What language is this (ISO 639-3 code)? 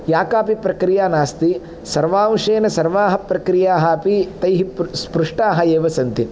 san